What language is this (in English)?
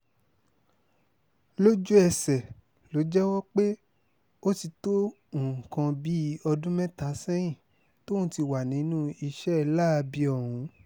Yoruba